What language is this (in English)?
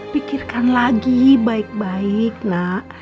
Indonesian